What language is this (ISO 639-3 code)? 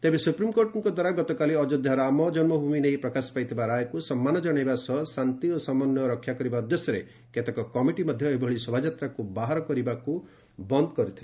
ori